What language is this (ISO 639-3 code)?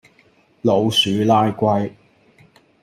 yue